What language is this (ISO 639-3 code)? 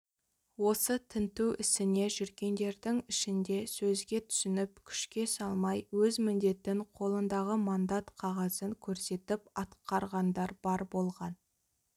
kaz